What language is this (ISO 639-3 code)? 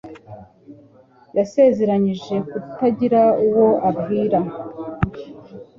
kin